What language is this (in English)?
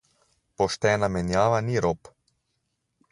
Slovenian